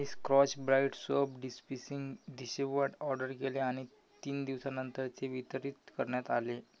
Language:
Marathi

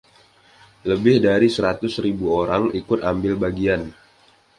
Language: Indonesian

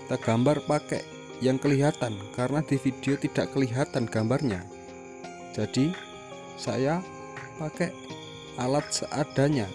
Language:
Indonesian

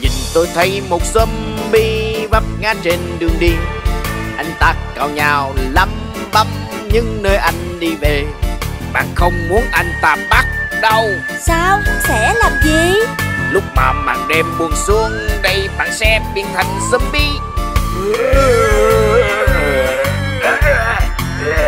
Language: Vietnamese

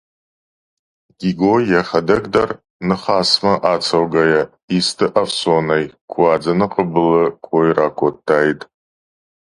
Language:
Ossetic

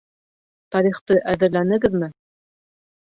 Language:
Bashkir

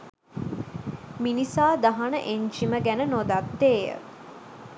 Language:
Sinhala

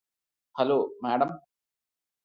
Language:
Malayalam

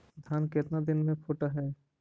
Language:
Magahi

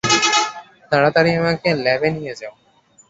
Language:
Bangla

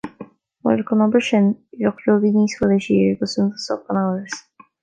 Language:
Irish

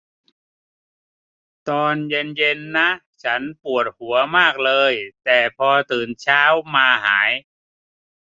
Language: Thai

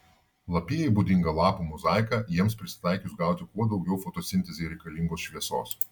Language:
Lithuanian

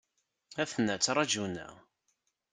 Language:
Kabyle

